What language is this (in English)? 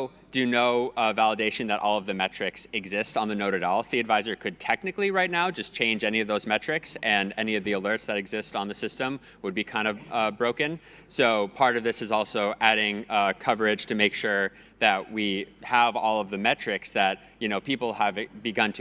English